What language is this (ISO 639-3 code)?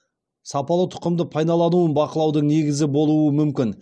kaz